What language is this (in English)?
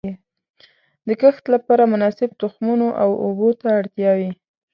Pashto